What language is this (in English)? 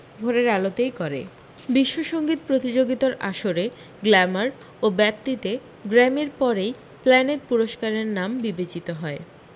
Bangla